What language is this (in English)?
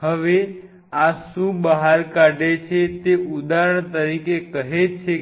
Gujarati